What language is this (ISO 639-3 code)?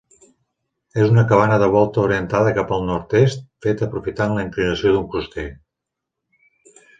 cat